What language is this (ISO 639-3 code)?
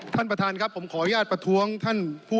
tha